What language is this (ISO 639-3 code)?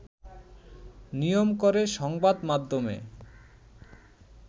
ben